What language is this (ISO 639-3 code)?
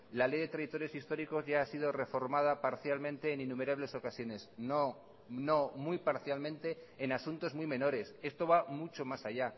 spa